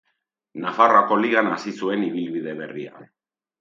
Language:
Basque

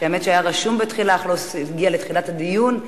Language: Hebrew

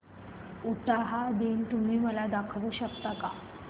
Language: Marathi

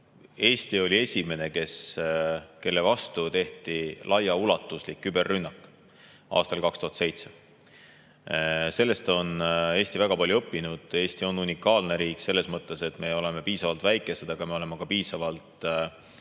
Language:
Estonian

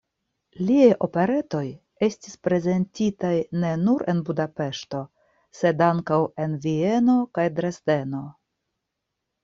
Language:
Esperanto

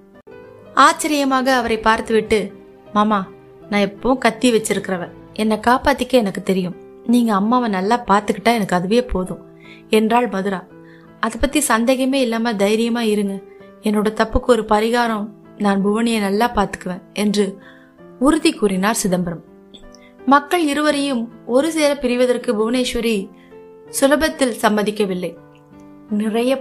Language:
Tamil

